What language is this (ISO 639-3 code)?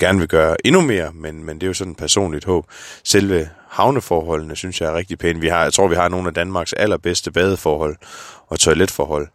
dan